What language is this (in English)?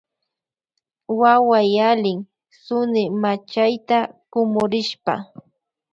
Loja Highland Quichua